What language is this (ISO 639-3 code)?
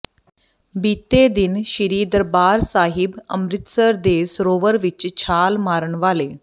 pan